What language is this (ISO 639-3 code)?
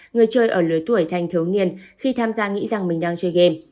vie